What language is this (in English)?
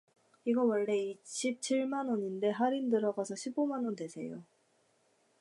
Korean